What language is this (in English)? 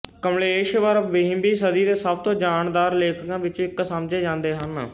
Punjabi